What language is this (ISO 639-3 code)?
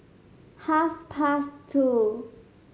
eng